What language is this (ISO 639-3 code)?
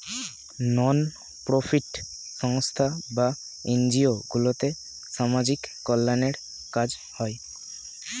ben